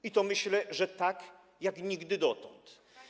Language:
Polish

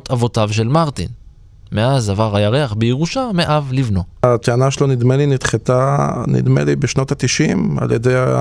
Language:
Hebrew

